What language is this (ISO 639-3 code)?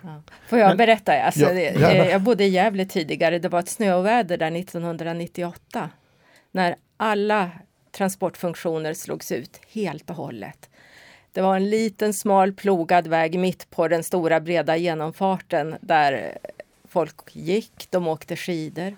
swe